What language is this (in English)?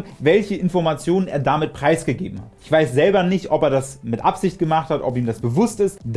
German